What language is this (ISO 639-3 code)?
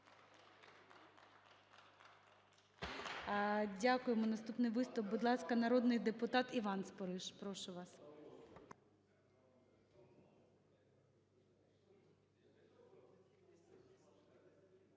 ukr